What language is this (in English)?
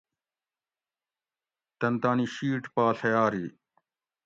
Gawri